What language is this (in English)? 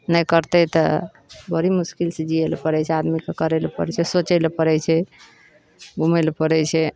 Maithili